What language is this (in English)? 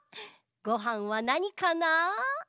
Japanese